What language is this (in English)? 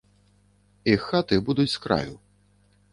Belarusian